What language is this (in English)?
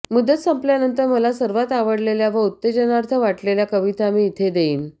Marathi